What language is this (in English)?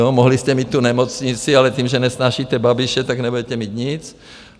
Czech